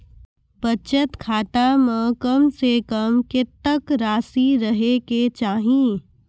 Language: Maithili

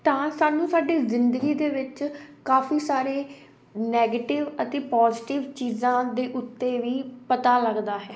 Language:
Punjabi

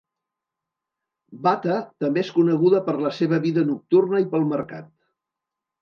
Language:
Catalan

